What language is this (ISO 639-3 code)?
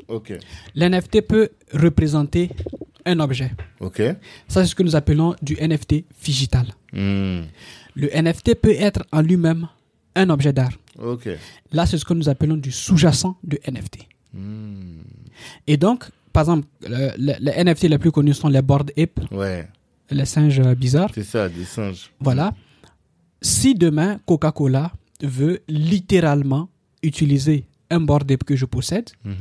fra